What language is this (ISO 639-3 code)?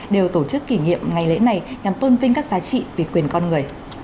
vie